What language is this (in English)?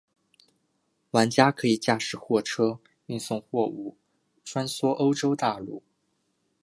Chinese